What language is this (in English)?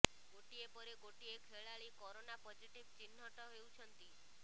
Odia